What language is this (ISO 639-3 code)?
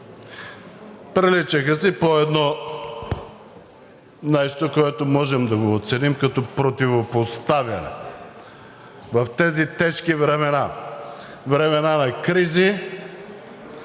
bul